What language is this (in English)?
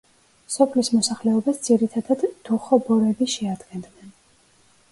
Georgian